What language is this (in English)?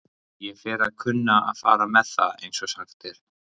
Icelandic